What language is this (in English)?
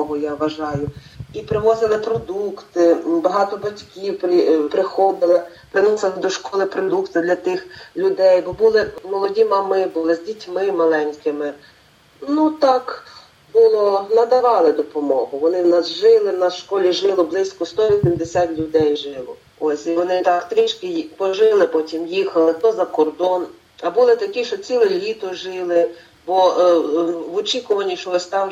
Ukrainian